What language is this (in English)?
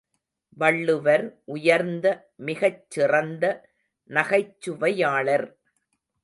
Tamil